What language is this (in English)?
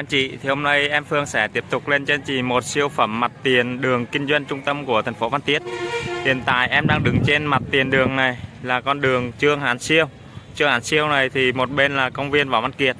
Vietnamese